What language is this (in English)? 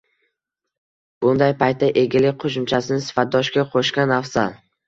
Uzbek